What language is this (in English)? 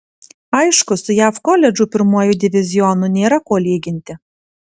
Lithuanian